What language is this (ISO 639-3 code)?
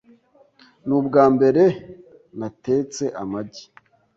kin